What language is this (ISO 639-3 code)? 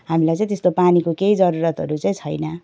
nep